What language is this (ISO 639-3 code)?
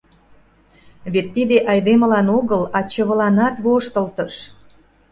chm